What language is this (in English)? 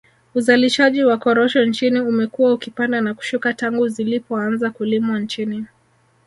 Swahili